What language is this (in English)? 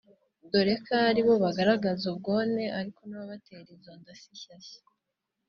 Kinyarwanda